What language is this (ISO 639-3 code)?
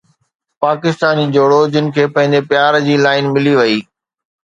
snd